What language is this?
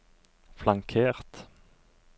Norwegian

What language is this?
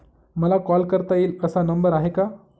Marathi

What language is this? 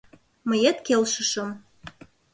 Mari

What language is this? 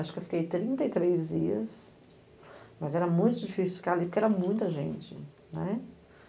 Portuguese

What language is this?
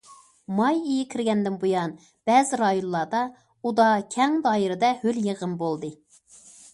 Uyghur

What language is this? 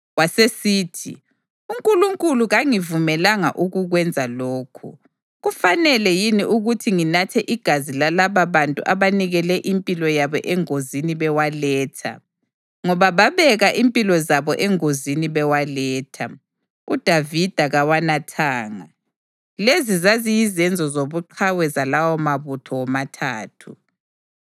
North Ndebele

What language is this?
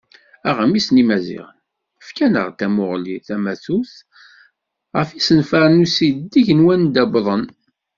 Kabyle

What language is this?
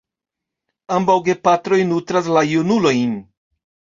Esperanto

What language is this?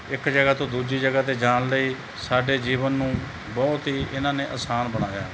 Punjabi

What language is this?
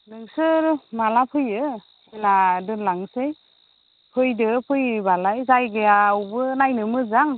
Bodo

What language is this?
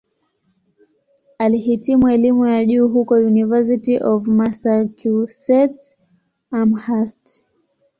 Swahili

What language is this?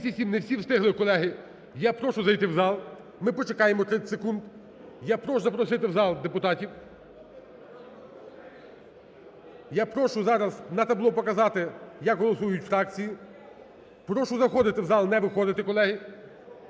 Ukrainian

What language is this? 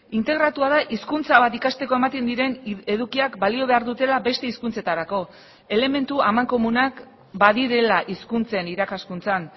Basque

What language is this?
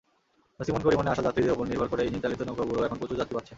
Bangla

